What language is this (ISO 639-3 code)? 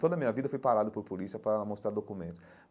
por